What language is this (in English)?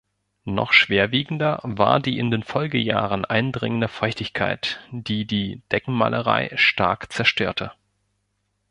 German